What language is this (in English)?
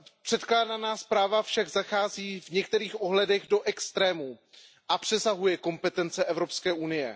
Czech